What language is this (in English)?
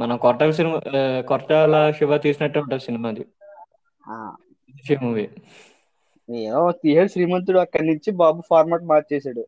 Telugu